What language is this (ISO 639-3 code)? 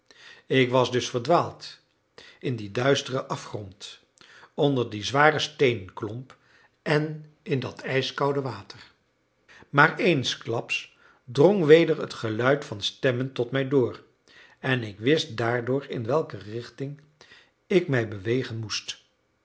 nld